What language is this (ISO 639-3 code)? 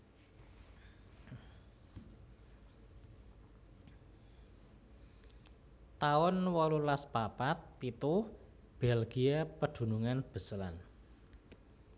jav